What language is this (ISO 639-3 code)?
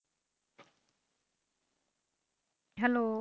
pan